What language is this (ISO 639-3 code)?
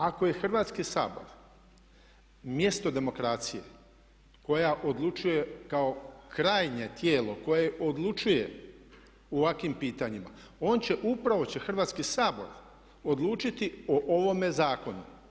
hrv